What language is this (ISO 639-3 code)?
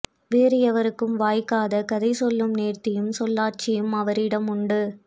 tam